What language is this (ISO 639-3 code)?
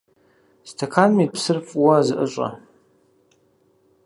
kbd